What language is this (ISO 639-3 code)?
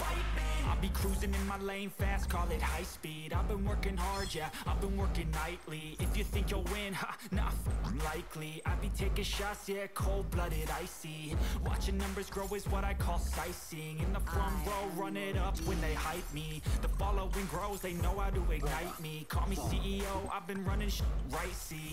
ind